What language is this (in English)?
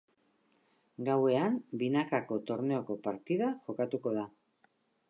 Basque